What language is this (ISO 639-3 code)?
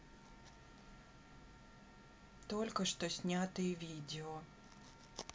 rus